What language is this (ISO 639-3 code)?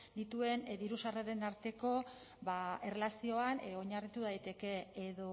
eus